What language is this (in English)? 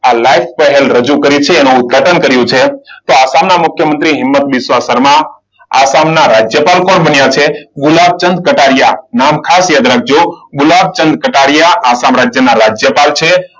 Gujarati